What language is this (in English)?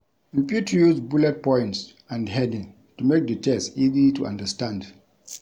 Nigerian Pidgin